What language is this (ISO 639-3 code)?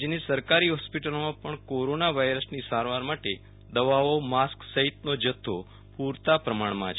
guj